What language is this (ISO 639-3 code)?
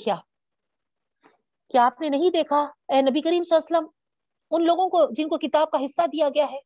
urd